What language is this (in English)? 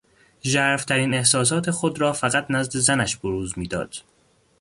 Persian